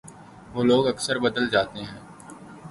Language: Urdu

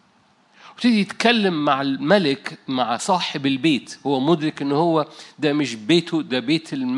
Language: Arabic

